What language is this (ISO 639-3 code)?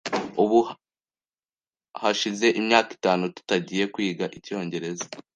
kin